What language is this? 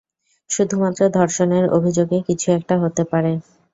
Bangla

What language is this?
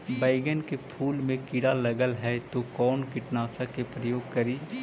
Magahi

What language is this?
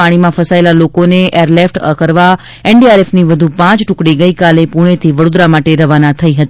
Gujarati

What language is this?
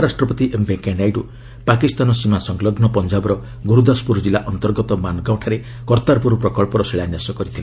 Odia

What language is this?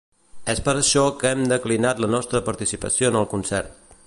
Catalan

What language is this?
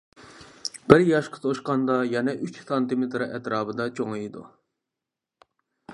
Uyghur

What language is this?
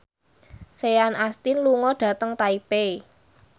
Javanese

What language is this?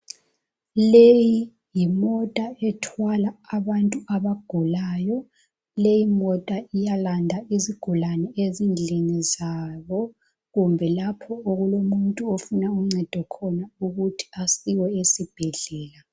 North Ndebele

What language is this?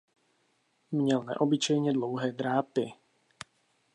Czech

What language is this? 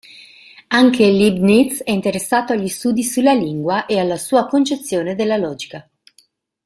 Italian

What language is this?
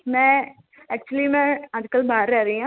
Punjabi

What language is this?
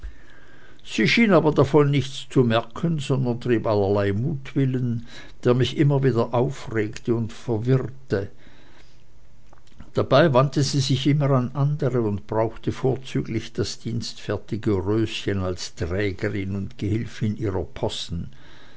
German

